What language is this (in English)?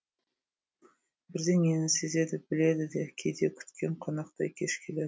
Kazakh